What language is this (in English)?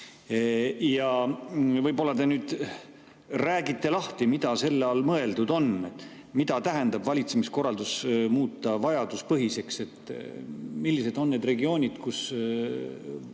Estonian